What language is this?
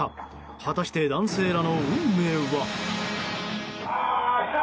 Japanese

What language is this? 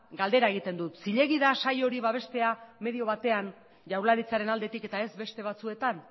Basque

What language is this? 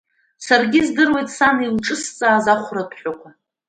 Abkhazian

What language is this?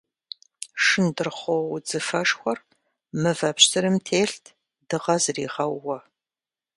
Kabardian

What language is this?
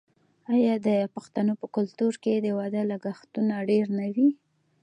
Pashto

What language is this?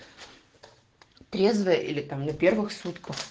Russian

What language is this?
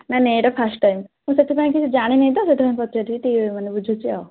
Odia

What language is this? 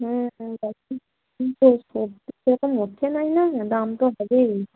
Bangla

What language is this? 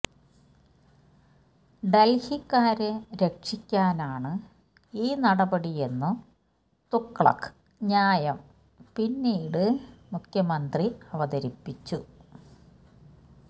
Malayalam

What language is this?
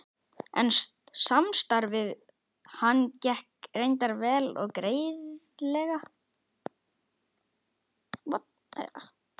Icelandic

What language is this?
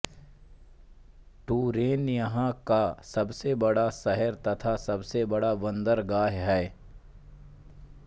Hindi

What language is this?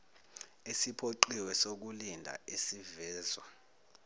Zulu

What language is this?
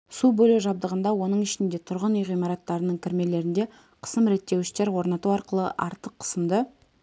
Kazakh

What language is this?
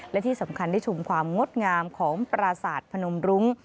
Thai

